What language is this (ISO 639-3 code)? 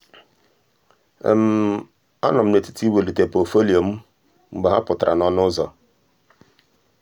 ibo